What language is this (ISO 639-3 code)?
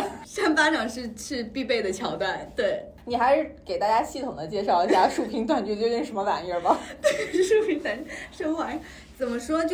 zho